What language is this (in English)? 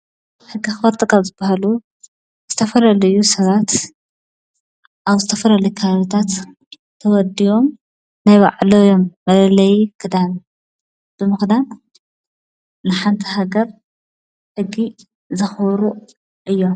Tigrinya